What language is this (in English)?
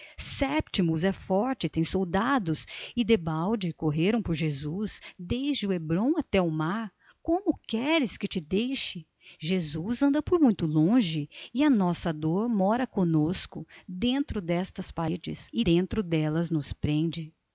Portuguese